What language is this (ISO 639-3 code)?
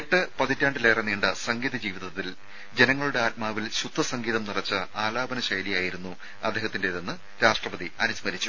mal